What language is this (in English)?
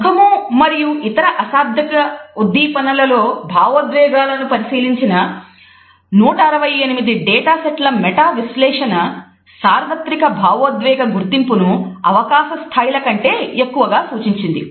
Telugu